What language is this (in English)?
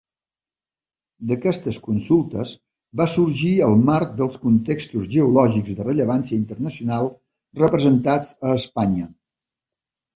Catalan